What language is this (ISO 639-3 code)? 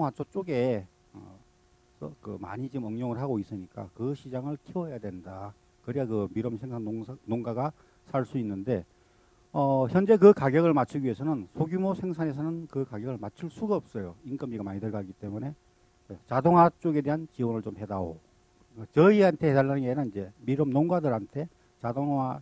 kor